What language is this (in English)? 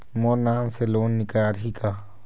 Chhattisgarhi